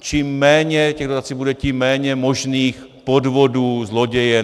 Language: Czech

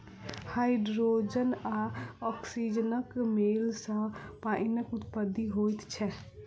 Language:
Maithili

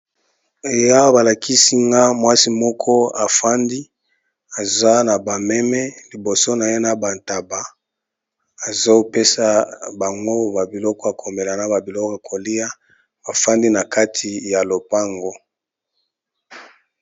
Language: Lingala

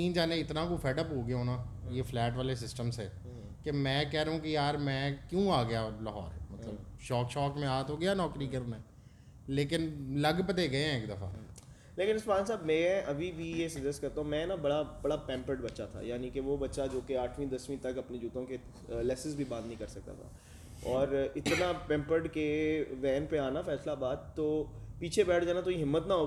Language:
Urdu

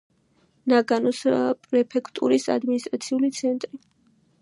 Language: Georgian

